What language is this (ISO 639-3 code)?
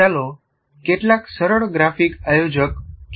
guj